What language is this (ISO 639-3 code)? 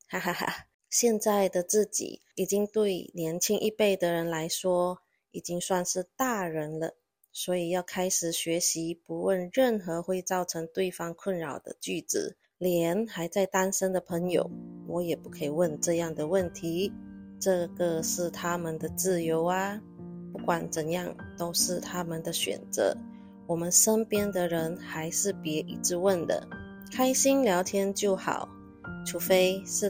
zho